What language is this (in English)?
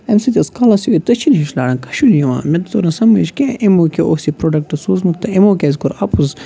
Kashmiri